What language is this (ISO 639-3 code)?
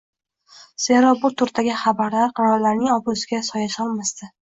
uzb